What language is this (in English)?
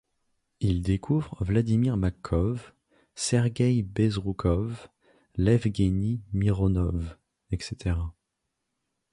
French